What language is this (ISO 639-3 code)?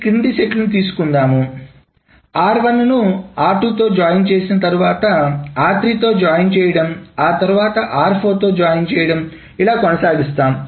tel